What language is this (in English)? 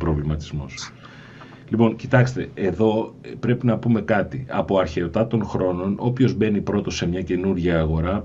Greek